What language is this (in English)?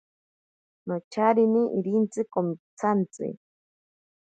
Ashéninka Perené